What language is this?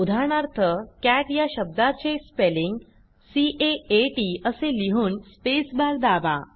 Marathi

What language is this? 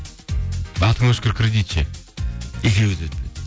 Kazakh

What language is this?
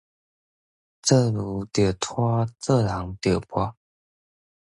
Min Nan Chinese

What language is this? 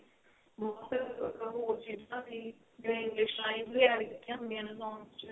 Punjabi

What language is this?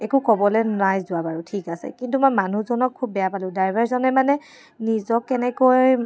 Assamese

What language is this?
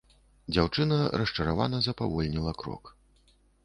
Belarusian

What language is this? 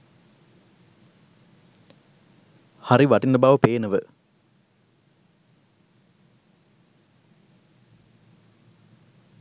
Sinhala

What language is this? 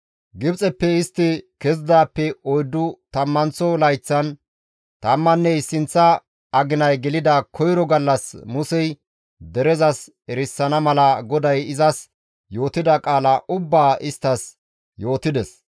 Gamo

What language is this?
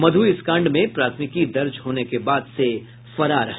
Hindi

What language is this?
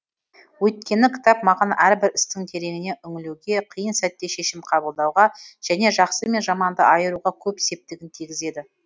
Kazakh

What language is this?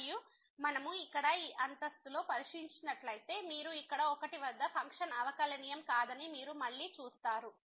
Telugu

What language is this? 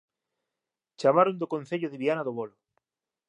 Galician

